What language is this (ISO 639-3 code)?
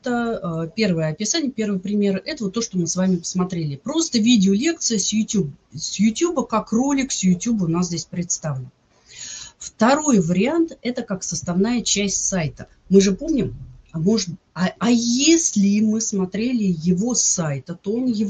rus